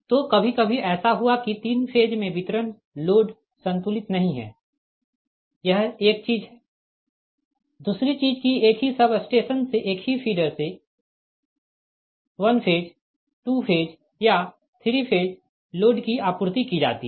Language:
Hindi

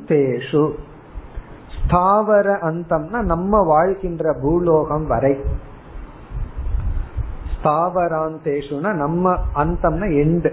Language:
Tamil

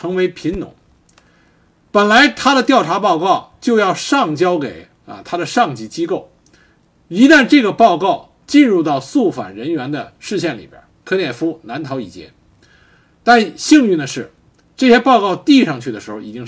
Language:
Chinese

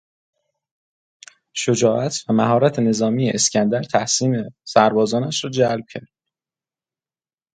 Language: Persian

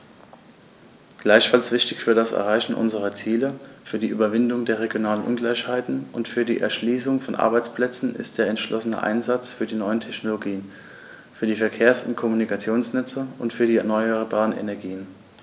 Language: German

